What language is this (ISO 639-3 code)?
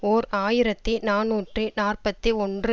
tam